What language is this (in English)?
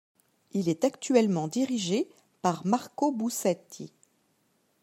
French